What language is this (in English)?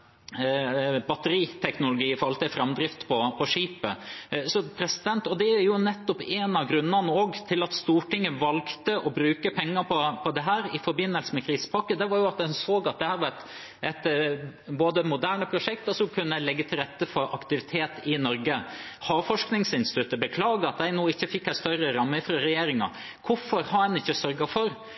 Norwegian Bokmål